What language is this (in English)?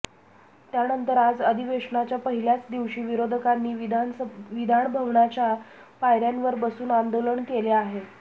Marathi